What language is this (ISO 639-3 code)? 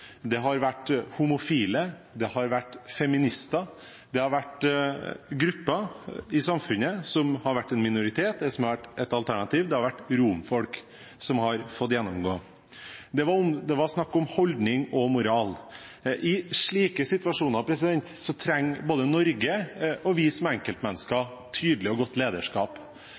nob